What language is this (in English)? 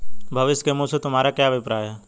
Hindi